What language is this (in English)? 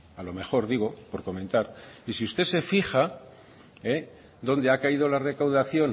Spanish